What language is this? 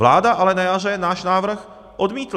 Czech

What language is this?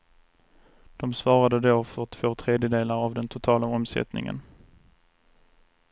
Swedish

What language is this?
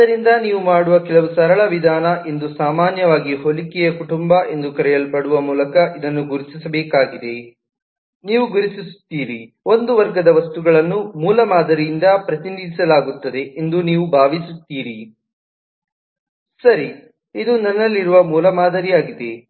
Kannada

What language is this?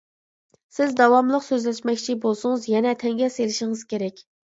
Uyghur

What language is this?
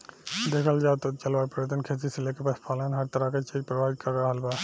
Bhojpuri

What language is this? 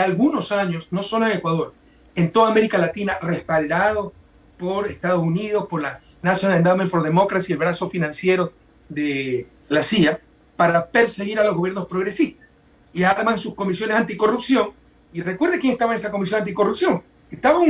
Spanish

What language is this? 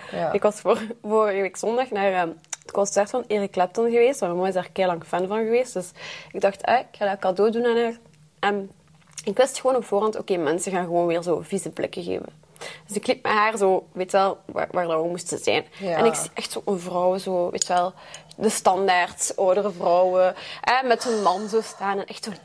Dutch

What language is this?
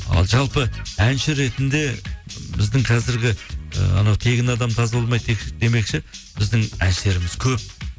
Kazakh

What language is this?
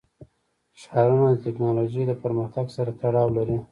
Pashto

